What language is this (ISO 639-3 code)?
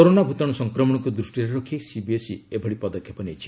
ori